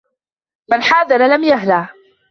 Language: Arabic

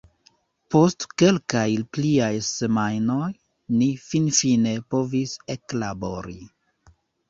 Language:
Esperanto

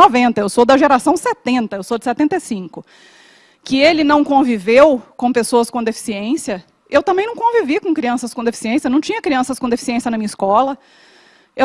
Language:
Portuguese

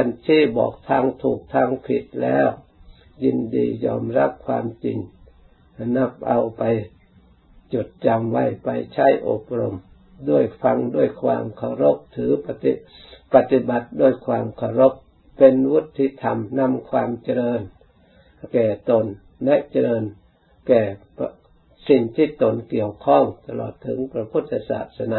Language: Thai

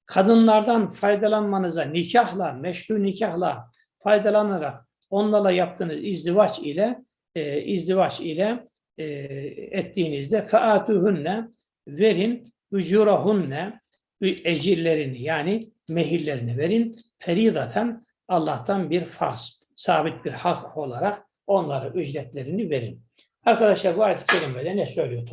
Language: Turkish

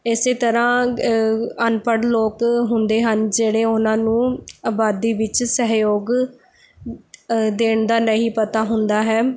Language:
Punjabi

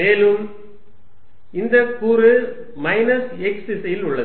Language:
Tamil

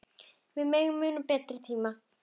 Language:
Icelandic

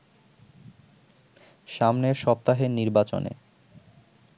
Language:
Bangla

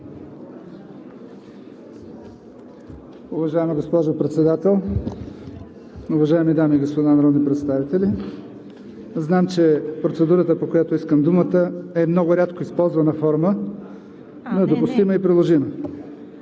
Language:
Bulgarian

